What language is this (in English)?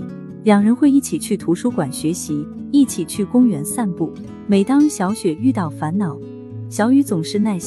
Chinese